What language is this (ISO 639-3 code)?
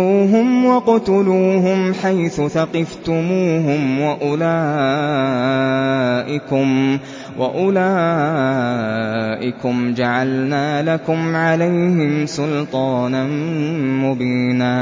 ara